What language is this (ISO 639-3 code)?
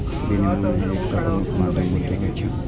mai